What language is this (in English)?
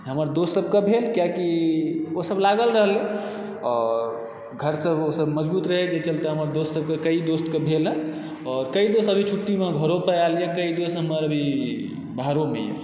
Maithili